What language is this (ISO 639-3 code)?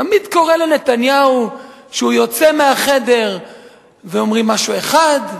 heb